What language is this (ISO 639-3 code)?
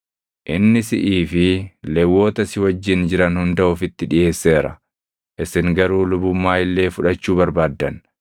orm